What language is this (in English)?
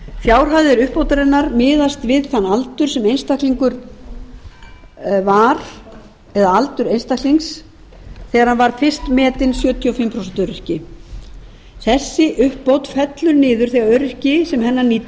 Icelandic